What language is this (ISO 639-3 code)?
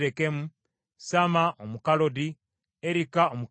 lug